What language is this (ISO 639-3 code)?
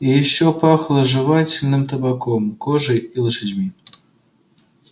rus